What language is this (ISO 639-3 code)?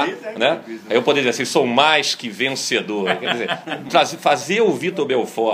por